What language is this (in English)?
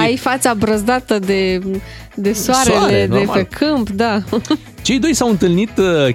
Romanian